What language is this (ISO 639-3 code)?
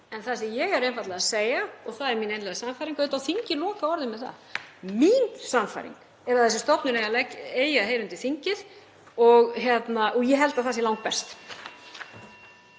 isl